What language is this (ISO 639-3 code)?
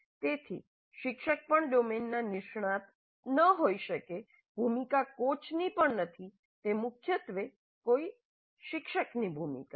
guj